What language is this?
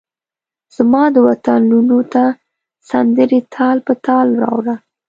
Pashto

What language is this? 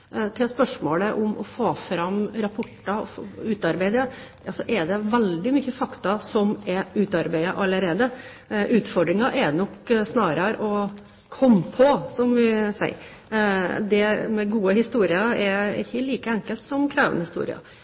Norwegian Bokmål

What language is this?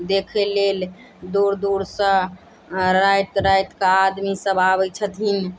Maithili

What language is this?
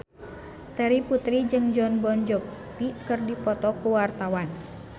Sundanese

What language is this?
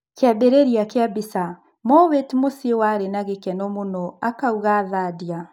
Kikuyu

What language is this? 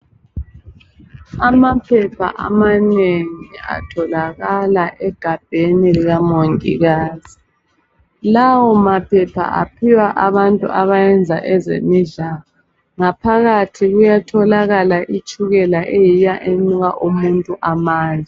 North Ndebele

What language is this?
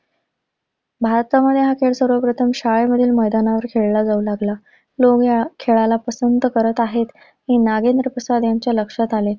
Marathi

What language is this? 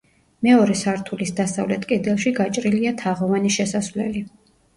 Georgian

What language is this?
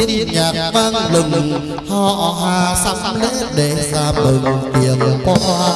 Vietnamese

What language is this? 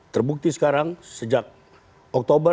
Indonesian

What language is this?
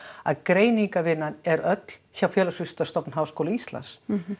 Icelandic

